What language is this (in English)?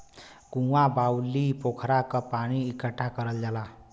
Bhojpuri